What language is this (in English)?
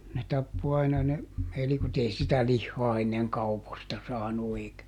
Finnish